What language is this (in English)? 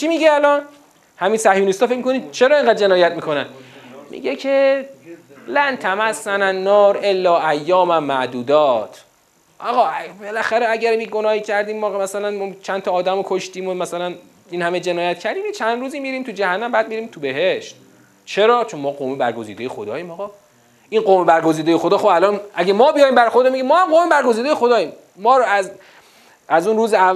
Persian